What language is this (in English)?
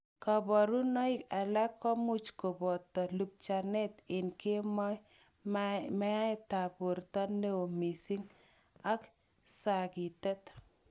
Kalenjin